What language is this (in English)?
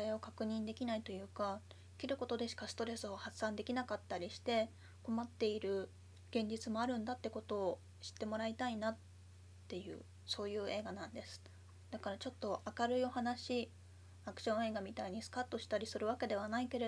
Japanese